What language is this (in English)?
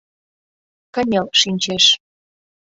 Mari